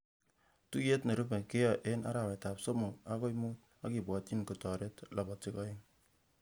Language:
Kalenjin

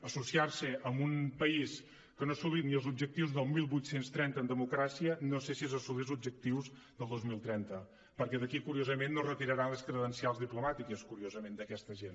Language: Catalan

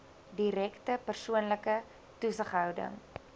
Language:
Afrikaans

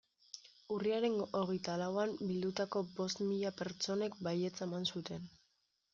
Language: Basque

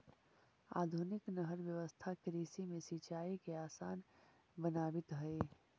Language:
Magahi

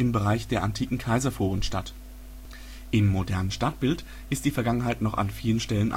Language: German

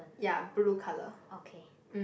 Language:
English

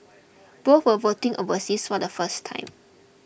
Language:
English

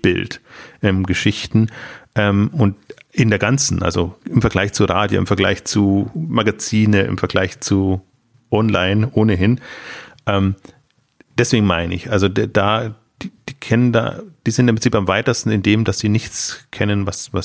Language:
German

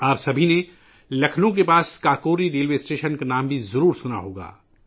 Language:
Urdu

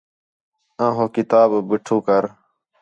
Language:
Khetrani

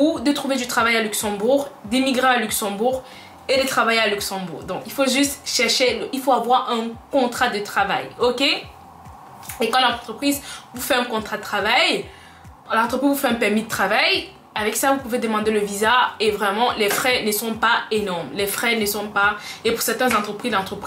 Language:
French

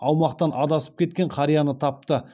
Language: Kazakh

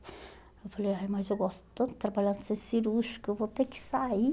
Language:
Portuguese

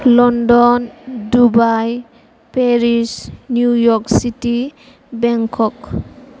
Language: Bodo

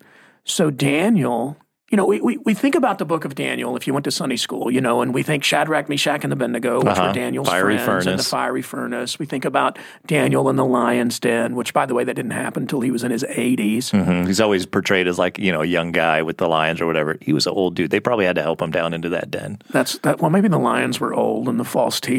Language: English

